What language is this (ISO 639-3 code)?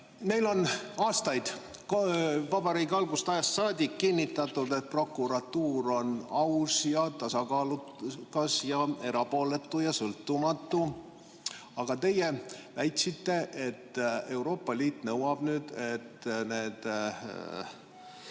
est